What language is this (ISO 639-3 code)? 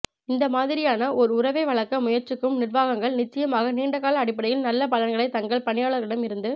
tam